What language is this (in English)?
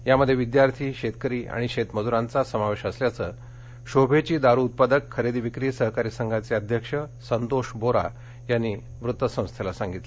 Marathi